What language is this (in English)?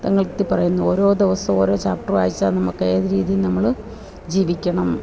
Malayalam